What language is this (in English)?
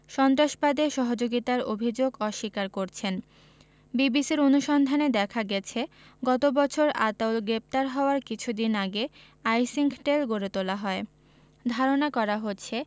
Bangla